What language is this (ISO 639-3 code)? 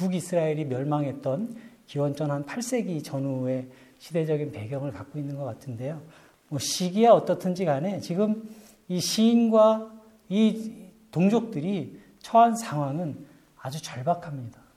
kor